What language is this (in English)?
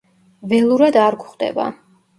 Georgian